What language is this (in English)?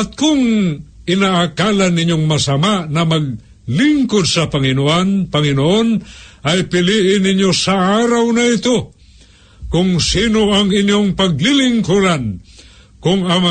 Filipino